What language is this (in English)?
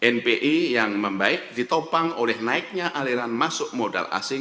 Indonesian